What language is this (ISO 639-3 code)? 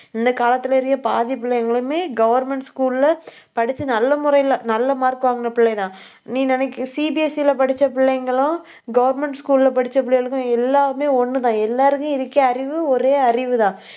tam